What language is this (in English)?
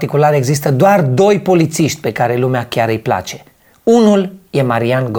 Romanian